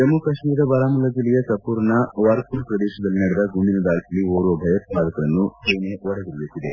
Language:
Kannada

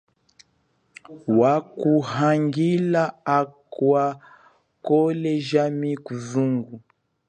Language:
Chokwe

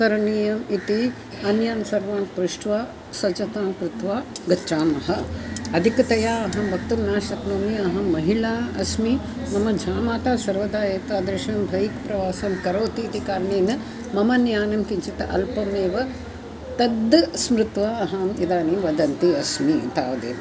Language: Sanskrit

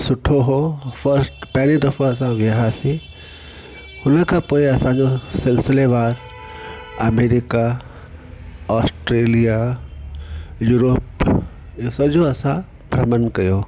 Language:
Sindhi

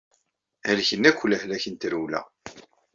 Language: Kabyle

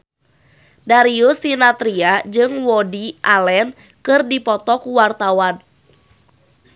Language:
Sundanese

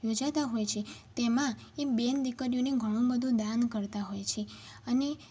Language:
Gujarati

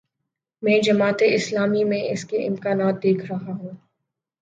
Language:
Urdu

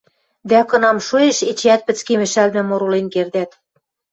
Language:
Western Mari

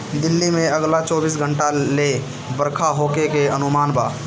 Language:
Bhojpuri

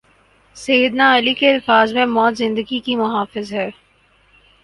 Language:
Urdu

